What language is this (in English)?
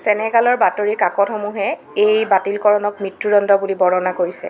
Assamese